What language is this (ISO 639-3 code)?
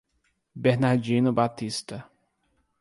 por